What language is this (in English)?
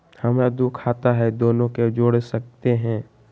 Magahi